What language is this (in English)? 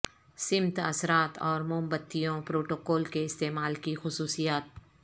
Urdu